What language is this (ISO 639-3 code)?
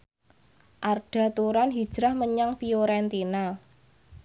jav